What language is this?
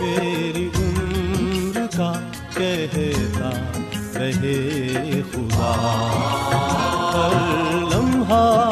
Urdu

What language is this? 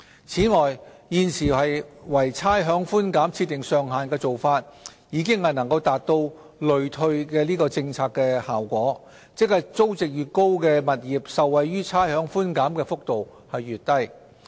Cantonese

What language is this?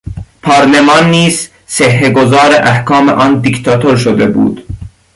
Persian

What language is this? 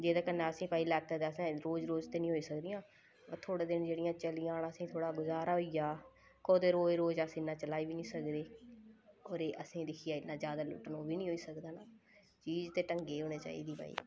Dogri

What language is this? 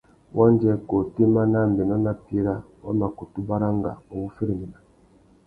Tuki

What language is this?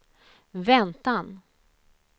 Swedish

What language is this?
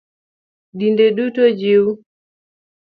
Luo (Kenya and Tanzania)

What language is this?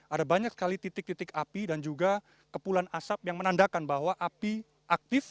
Indonesian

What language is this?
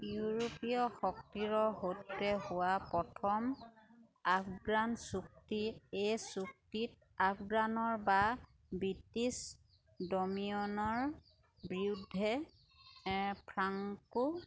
Assamese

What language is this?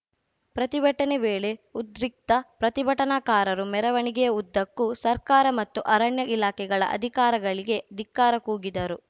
Kannada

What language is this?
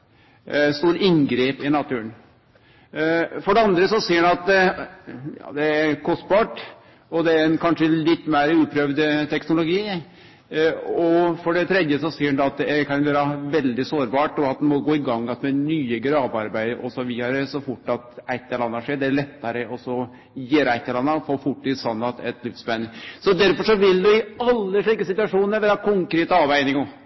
Norwegian Nynorsk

